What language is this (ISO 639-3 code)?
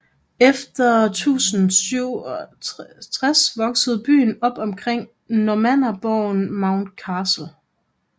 dan